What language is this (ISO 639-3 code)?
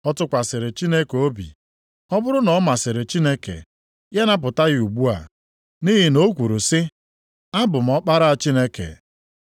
ibo